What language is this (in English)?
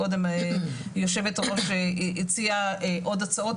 Hebrew